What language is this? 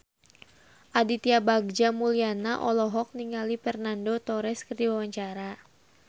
Sundanese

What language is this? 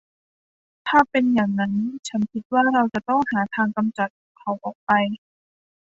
Thai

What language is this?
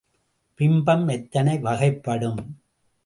Tamil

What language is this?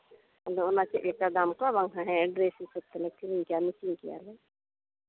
Santali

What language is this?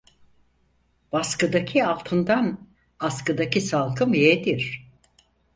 Turkish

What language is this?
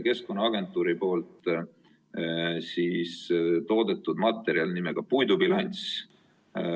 Estonian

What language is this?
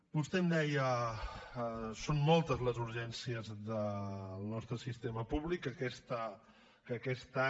Catalan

